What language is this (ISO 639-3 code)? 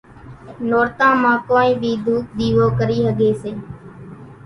gjk